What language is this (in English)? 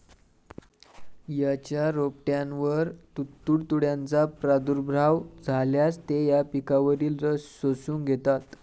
Marathi